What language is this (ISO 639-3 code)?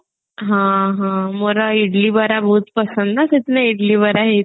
ori